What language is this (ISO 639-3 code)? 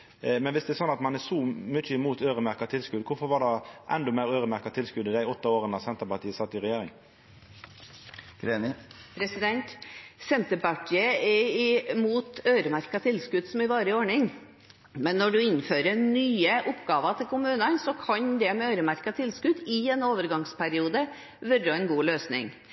nor